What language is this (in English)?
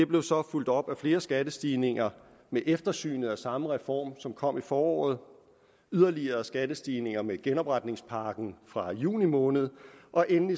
Danish